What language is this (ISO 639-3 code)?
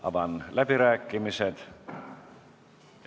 est